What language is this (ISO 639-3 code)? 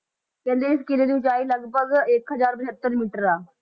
pan